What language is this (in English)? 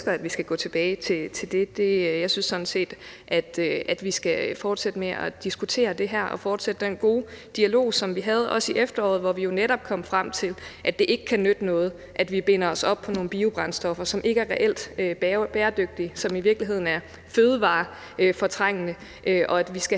Danish